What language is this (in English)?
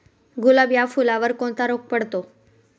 Marathi